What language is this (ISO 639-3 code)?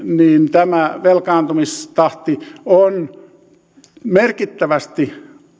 fin